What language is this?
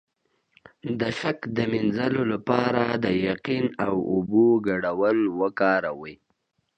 Pashto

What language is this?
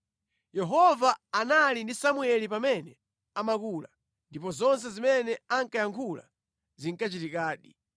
Nyanja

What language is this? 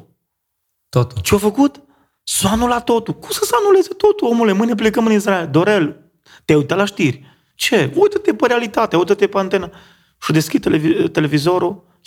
Romanian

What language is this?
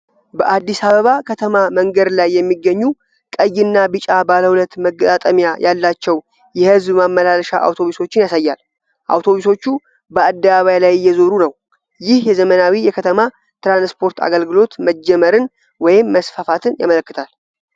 Amharic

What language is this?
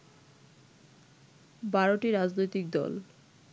Bangla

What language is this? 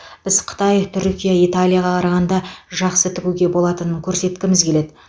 Kazakh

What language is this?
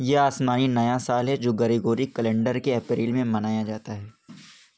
Urdu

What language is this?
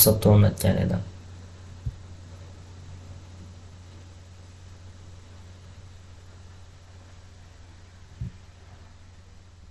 Uzbek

